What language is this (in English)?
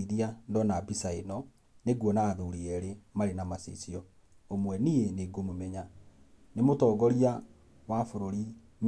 Kikuyu